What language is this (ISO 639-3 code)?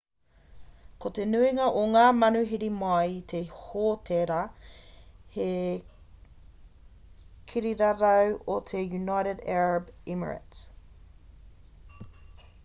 mri